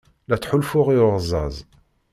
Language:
Kabyle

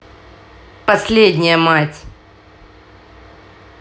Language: Russian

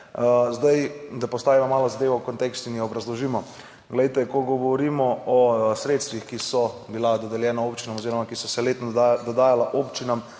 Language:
Slovenian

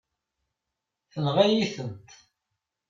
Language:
Kabyle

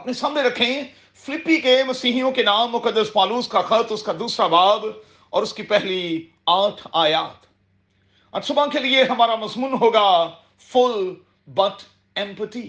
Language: Urdu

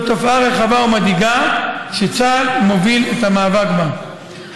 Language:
Hebrew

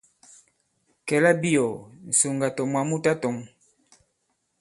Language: Bankon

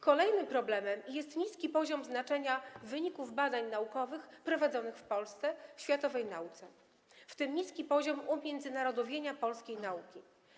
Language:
Polish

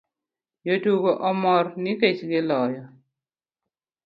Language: Luo (Kenya and Tanzania)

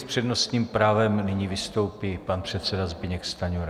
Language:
Czech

